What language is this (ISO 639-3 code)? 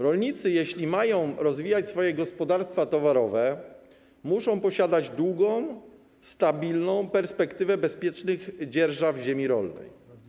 pol